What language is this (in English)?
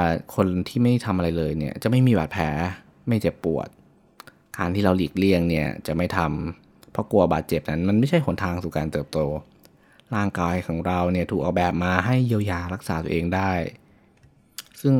Thai